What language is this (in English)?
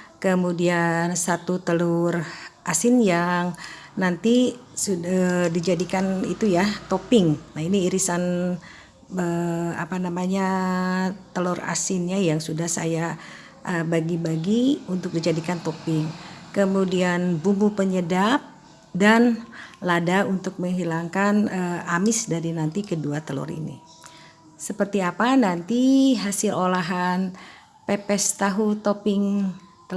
Indonesian